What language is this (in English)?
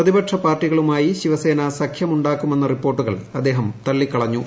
Malayalam